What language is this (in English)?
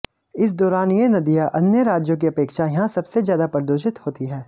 Hindi